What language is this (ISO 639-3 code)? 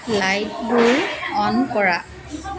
asm